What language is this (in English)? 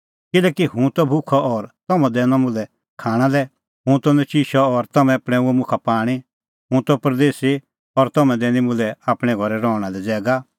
Kullu Pahari